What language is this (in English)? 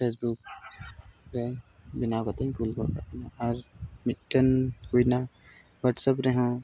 Santali